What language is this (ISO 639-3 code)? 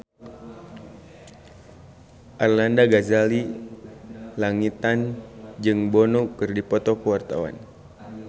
sun